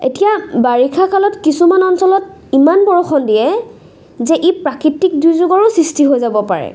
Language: Assamese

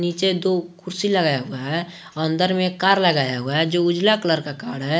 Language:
Hindi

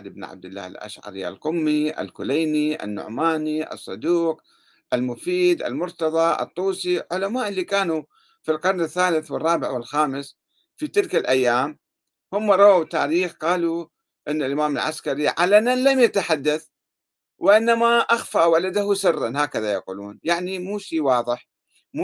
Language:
Arabic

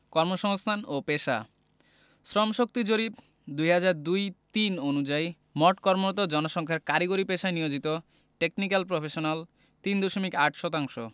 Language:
Bangla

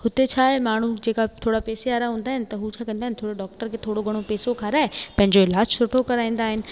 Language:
Sindhi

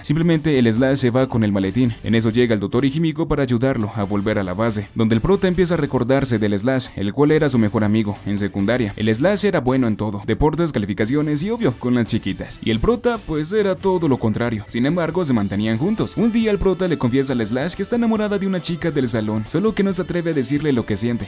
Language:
Spanish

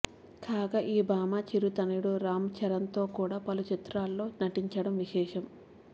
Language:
Telugu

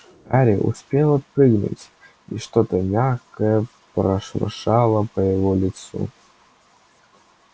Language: Russian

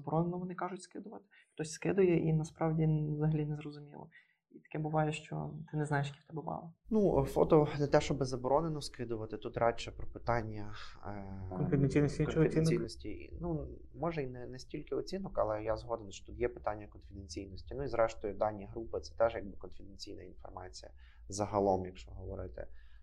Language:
Ukrainian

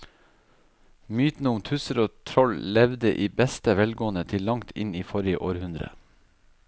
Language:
Norwegian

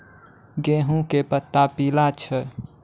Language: Maithili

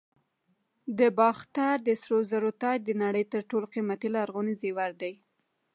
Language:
Pashto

